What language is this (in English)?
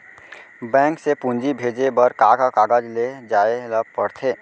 Chhattisgarhi